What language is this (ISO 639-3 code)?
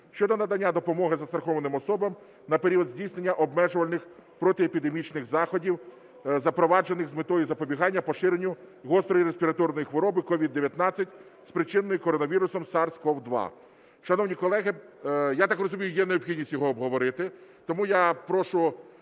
ukr